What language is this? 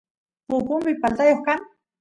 Santiago del Estero Quichua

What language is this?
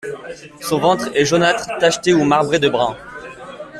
French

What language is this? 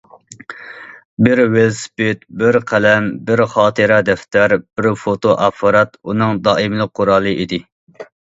Uyghur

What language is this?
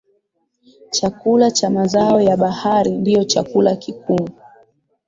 Swahili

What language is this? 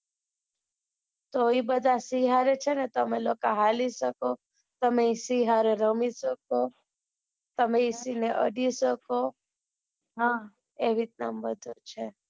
Gujarati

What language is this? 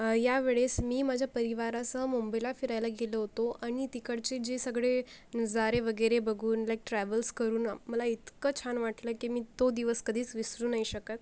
Marathi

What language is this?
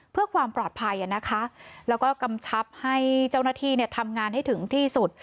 Thai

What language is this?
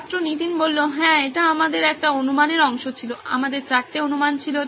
Bangla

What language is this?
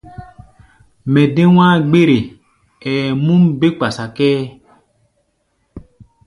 Gbaya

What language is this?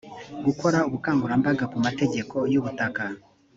Kinyarwanda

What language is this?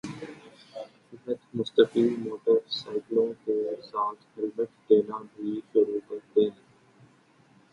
Urdu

